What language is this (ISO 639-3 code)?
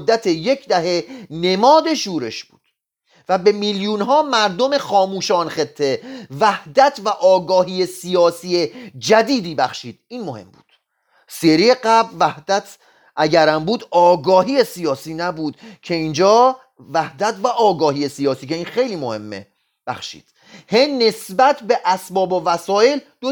fas